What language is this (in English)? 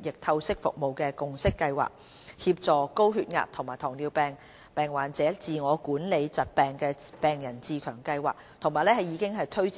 Cantonese